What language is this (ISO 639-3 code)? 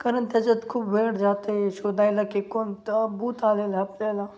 mar